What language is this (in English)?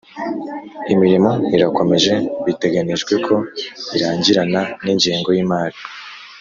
Kinyarwanda